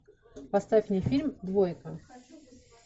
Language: Russian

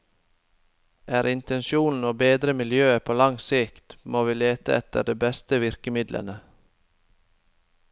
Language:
Norwegian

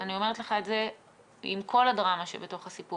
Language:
Hebrew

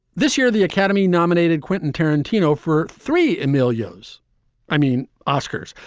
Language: English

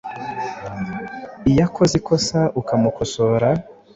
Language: Kinyarwanda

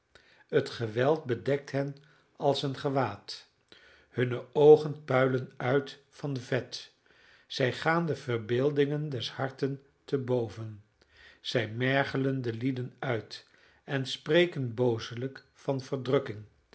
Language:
Dutch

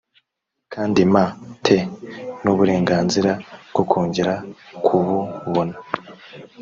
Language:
Kinyarwanda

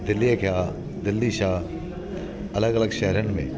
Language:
Sindhi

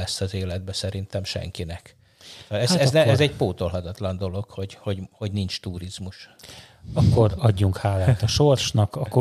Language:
Hungarian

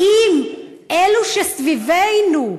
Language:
Hebrew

